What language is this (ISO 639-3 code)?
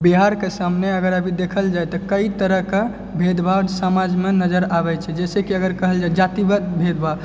mai